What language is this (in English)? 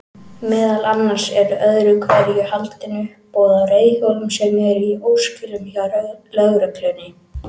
Icelandic